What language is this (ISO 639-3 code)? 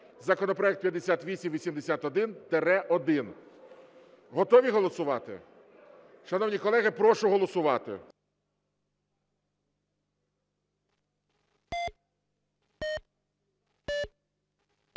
ukr